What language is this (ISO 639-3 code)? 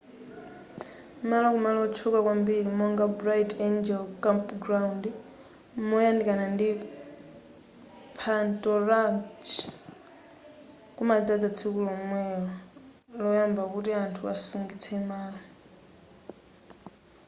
nya